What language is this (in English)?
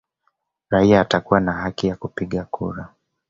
Swahili